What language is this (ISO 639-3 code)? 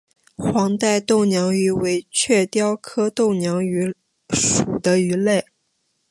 zho